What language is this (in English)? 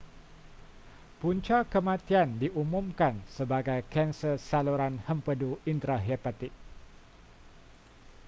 Malay